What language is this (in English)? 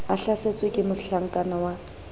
Southern Sotho